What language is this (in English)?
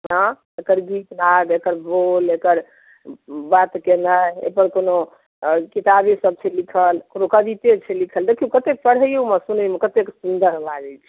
Maithili